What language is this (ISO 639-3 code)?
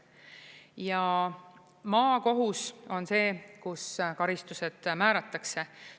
est